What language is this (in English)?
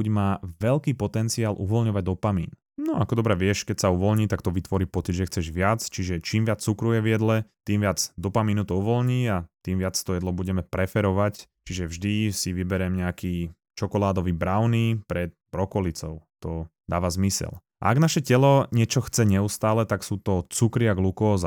Slovak